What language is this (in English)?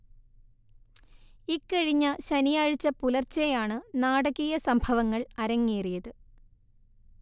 Malayalam